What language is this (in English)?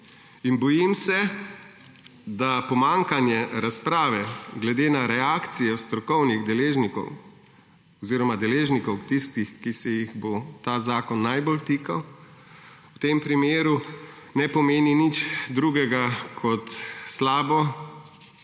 Slovenian